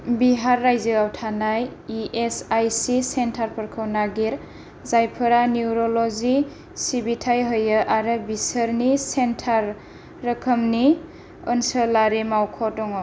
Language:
Bodo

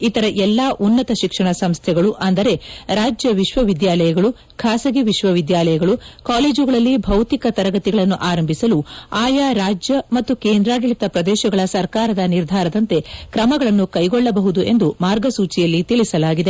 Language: Kannada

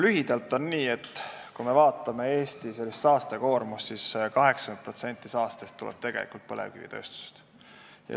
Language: Estonian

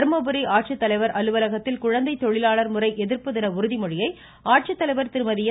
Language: Tamil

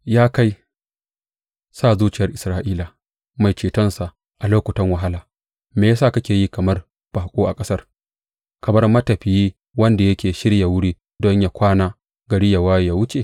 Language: Hausa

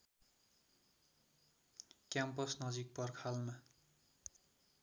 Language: Nepali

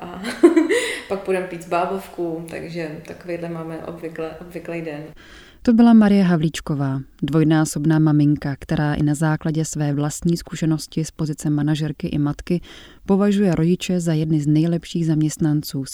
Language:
Czech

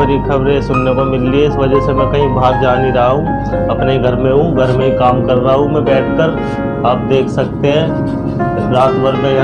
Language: Hindi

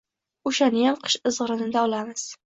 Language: Uzbek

